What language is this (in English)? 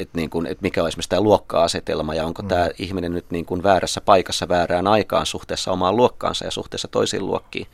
Finnish